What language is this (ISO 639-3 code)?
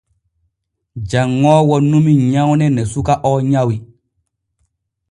fue